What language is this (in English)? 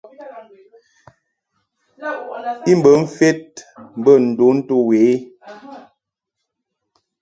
Mungaka